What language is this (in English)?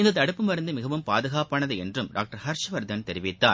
Tamil